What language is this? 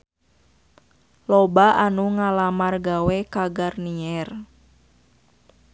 Sundanese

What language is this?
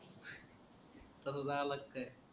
Marathi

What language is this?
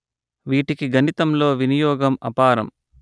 Telugu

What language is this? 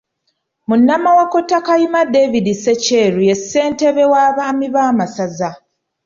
Ganda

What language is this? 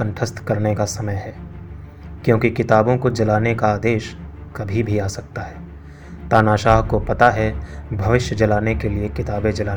Hindi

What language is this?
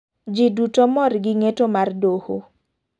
Luo (Kenya and Tanzania)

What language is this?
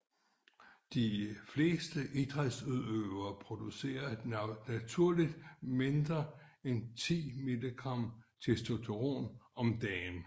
Danish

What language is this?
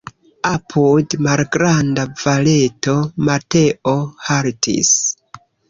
Esperanto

